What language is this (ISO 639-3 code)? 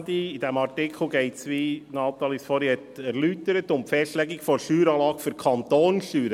gsw